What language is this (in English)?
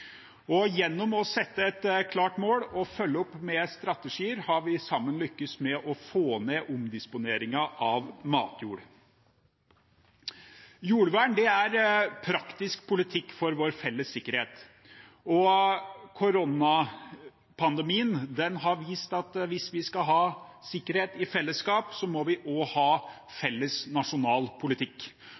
Norwegian Bokmål